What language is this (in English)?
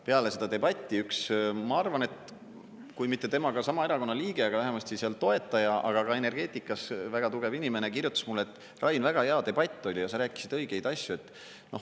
Estonian